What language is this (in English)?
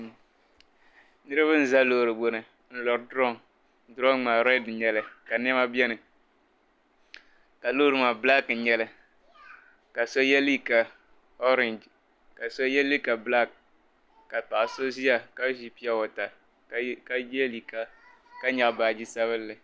Dagbani